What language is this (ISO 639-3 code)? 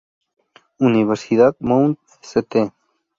spa